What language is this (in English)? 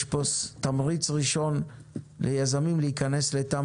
Hebrew